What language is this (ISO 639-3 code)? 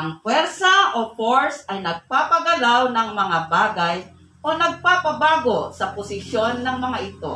fil